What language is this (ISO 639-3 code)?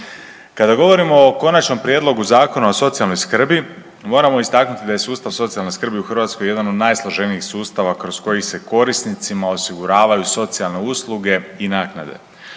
hrv